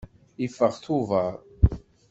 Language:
Kabyle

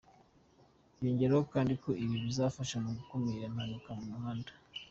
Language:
Kinyarwanda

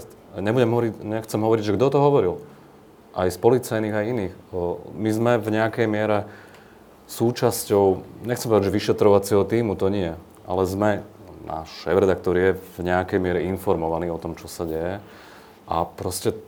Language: Slovak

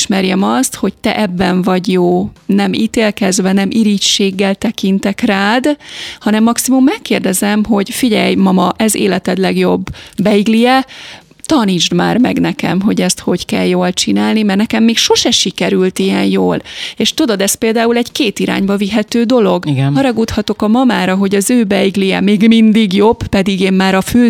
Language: Hungarian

